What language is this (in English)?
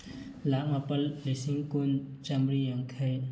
Manipuri